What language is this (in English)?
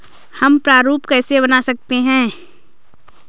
Hindi